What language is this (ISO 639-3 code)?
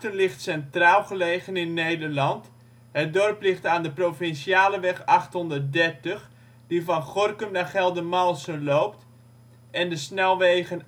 nld